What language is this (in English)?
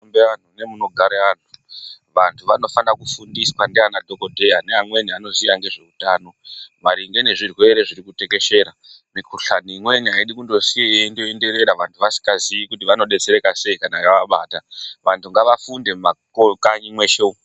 Ndau